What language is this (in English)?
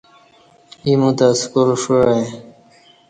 Kati